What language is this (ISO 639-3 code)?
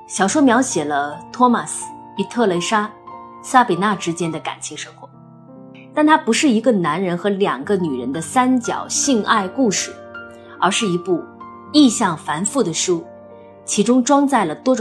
zho